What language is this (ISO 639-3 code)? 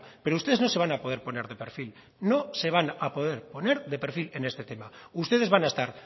spa